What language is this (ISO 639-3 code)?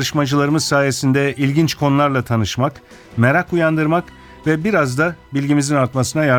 tur